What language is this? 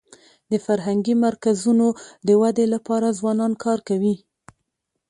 Pashto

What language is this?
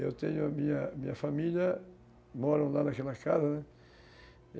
Portuguese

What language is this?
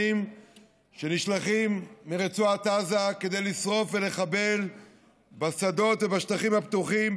Hebrew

